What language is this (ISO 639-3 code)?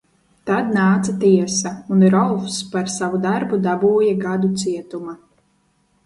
lav